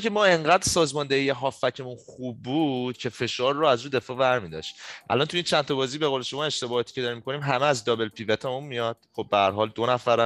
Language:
Persian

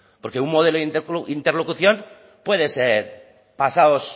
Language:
Spanish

